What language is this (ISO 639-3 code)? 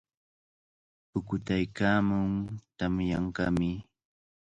qvl